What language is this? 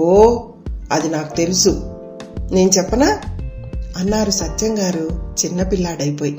Telugu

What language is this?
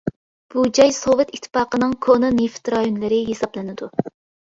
Uyghur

